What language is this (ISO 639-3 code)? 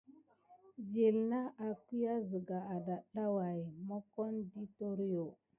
gid